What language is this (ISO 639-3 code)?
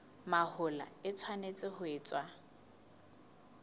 sot